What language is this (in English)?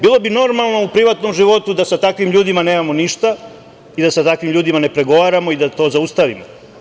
Serbian